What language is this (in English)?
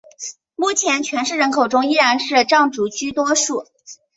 Chinese